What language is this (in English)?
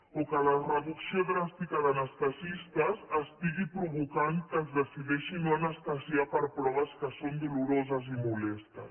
Catalan